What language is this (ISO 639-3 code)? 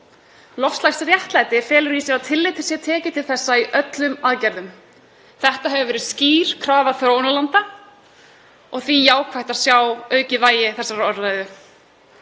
isl